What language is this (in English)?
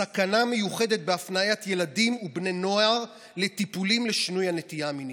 Hebrew